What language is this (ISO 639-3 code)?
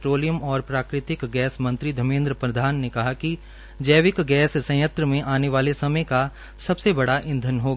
hin